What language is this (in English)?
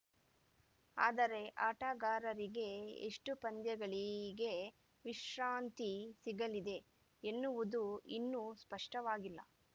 Kannada